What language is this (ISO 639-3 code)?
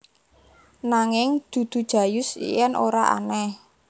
jav